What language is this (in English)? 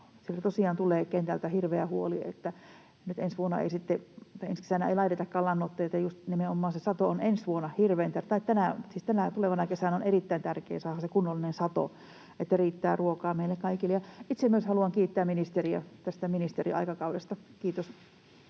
Finnish